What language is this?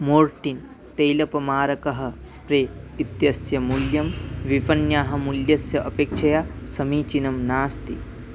Sanskrit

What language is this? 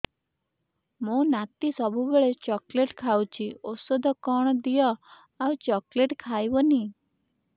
Odia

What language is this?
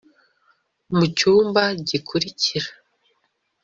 Kinyarwanda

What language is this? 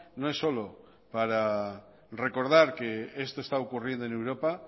Spanish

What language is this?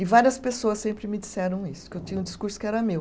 Portuguese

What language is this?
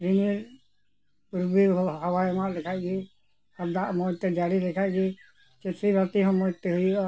Santali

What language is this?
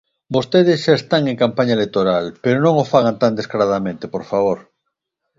Galician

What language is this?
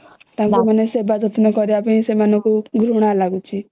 Odia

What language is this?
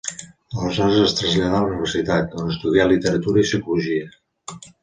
Catalan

